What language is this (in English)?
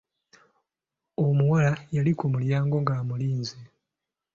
Ganda